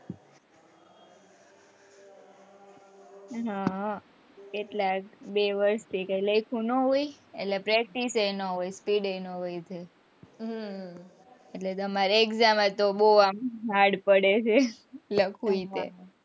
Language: Gujarati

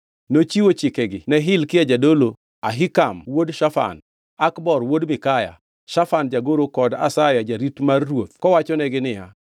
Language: Luo (Kenya and Tanzania)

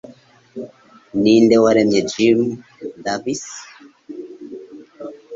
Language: Kinyarwanda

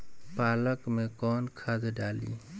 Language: Bhojpuri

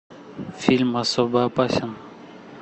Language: Russian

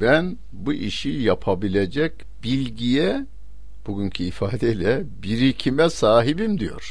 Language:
Turkish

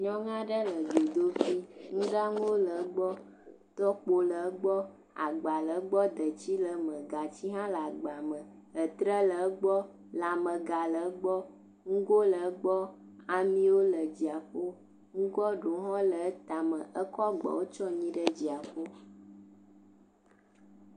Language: Ewe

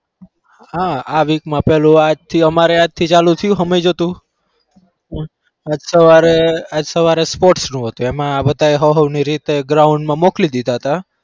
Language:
Gujarati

